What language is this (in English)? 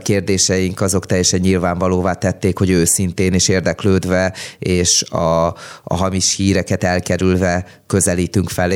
Hungarian